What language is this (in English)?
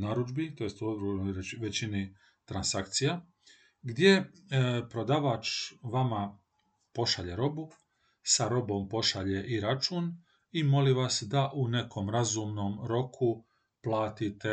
Croatian